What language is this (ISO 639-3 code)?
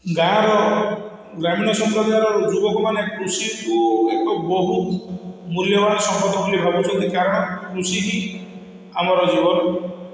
ori